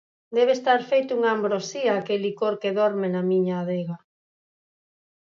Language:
Galician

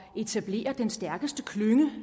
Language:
Danish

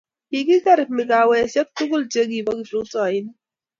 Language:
Kalenjin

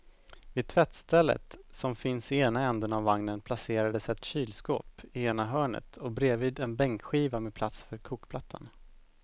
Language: Swedish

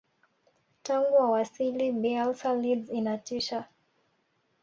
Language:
Swahili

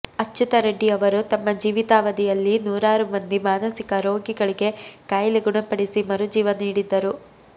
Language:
Kannada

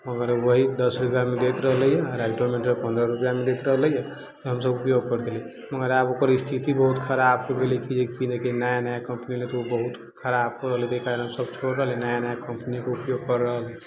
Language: Maithili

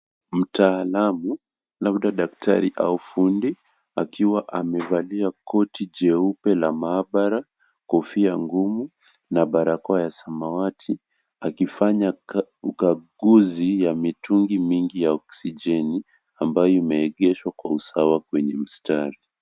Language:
Swahili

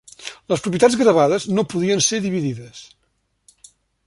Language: Catalan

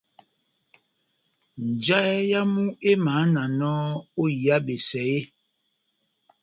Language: Batanga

